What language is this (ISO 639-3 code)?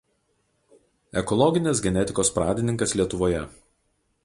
lit